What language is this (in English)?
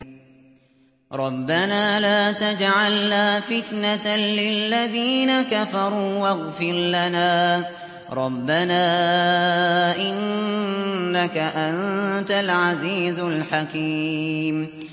Arabic